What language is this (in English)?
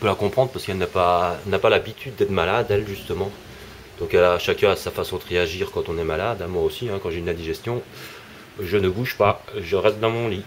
French